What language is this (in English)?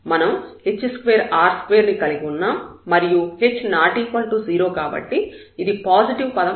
Telugu